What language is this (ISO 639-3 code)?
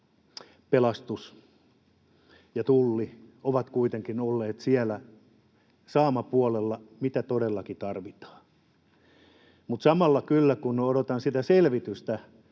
fin